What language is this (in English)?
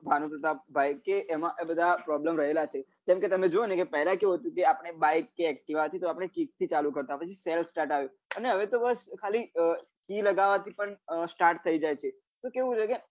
Gujarati